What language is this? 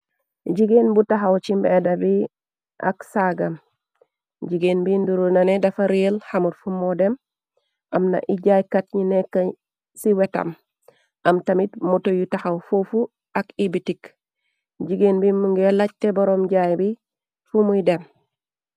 Wolof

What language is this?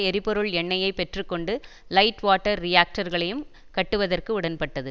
Tamil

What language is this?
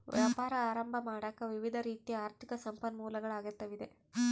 Kannada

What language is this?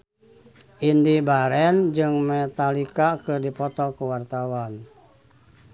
Sundanese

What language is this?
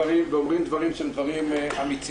Hebrew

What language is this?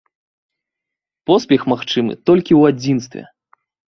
Belarusian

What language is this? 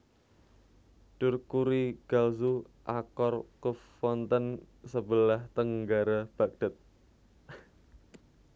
Javanese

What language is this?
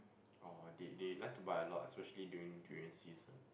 English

